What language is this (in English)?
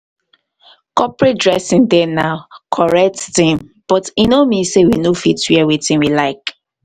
Nigerian Pidgin